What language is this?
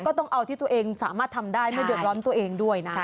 Thai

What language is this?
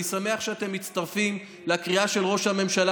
Hebrew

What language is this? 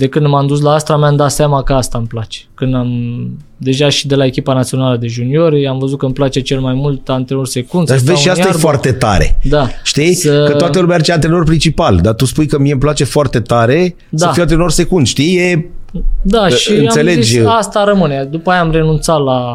Romanian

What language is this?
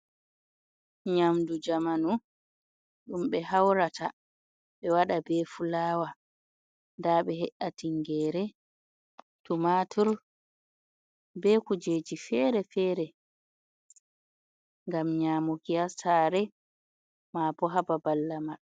Fula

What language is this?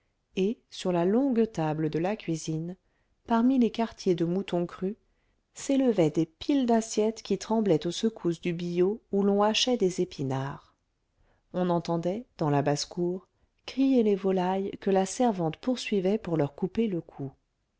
French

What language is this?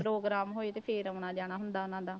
Punjabi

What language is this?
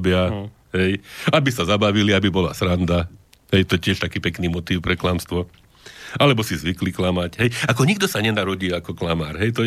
Slovak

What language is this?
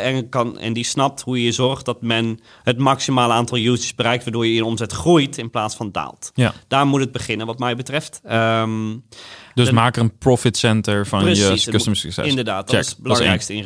Dutch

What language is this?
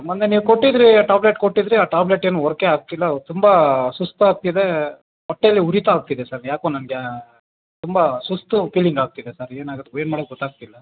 Kannada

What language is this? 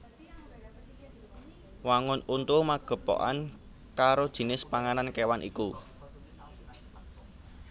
Javanese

